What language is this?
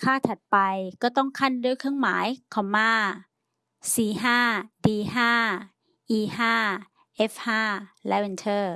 Thai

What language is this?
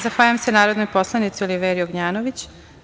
Serbian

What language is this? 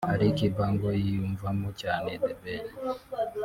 Kinyarwanda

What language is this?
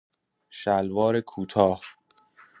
Persian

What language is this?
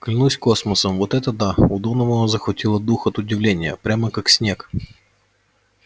Russian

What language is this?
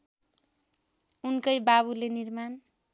Nepali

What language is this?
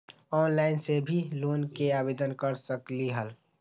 Magahi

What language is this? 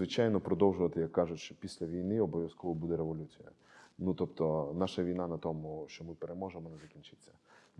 Ukrainian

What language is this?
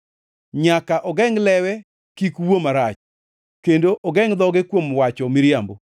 Luo (Kenya and Tanzania)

